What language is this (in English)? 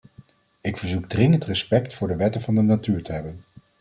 Dutch